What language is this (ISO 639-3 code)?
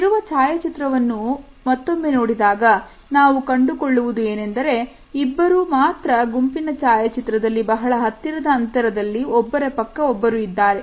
kan